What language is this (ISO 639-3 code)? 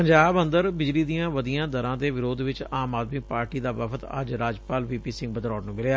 pan